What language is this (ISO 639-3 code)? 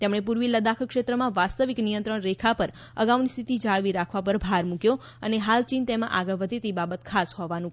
guj